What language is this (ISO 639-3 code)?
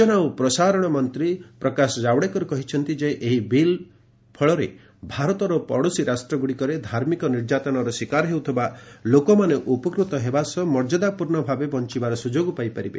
ori